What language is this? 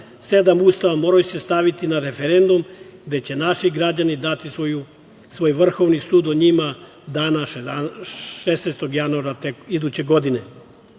Serbian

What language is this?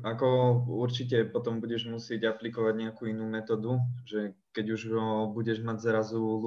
Slovak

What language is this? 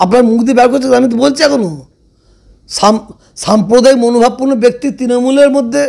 Turkish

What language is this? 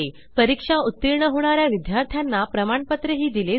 Marathi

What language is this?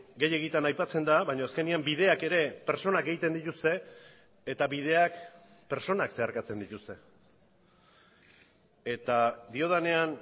Basque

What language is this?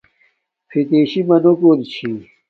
Domaaki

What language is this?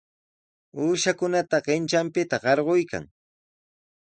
Sihuas Ancash Quechua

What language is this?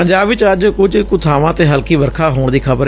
Punjabi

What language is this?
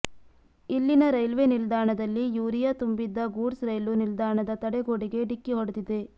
Kannada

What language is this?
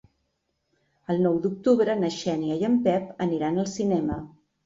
Catalan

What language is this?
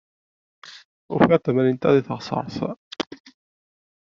Kabyle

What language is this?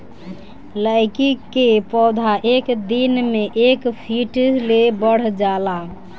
Bhojpuri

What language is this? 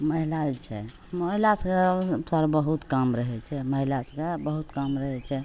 Maithili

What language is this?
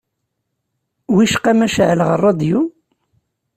Kabyle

